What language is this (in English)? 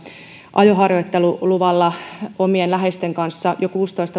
Finnish